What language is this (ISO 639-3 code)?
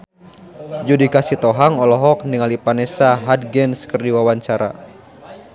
sun